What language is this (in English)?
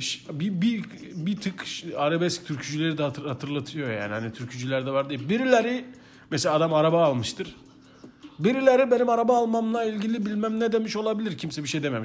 Turkish